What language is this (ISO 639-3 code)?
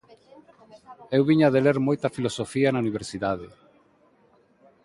glg